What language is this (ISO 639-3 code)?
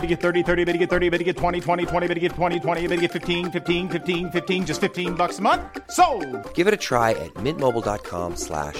fil